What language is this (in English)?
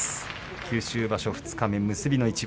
Japanese